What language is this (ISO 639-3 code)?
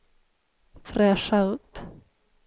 swe